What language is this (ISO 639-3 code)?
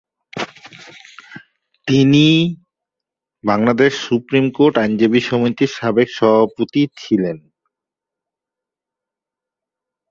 ben